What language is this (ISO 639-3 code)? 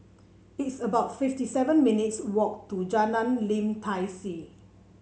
eng